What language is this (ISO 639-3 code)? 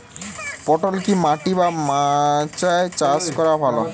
ben